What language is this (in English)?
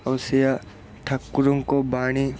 Odia